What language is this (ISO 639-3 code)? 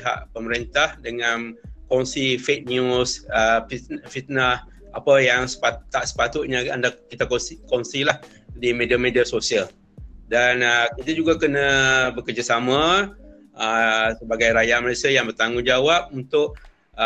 msa